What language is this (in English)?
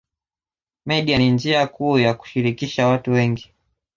Swahili